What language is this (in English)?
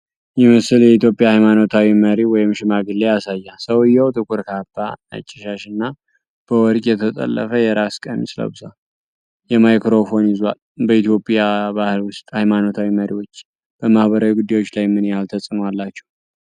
Amharic